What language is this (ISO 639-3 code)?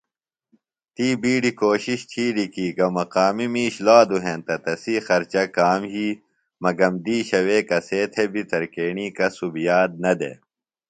phl